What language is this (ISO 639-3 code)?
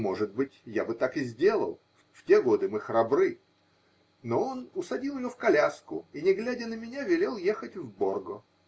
rus